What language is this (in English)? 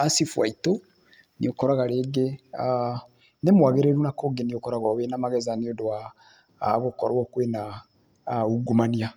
Kikuyu